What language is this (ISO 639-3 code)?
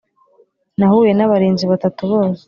kin